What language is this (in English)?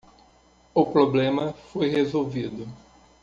Portuguese